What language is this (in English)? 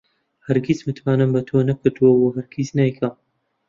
Central Kurdish